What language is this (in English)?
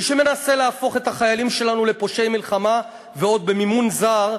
Hebrew